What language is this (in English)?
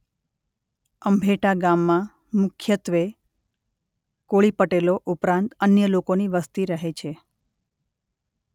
Gujarati